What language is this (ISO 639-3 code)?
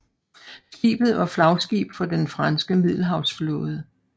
dan